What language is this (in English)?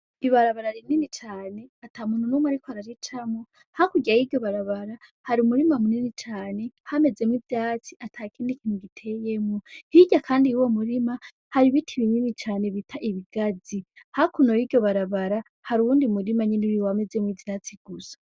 Rundi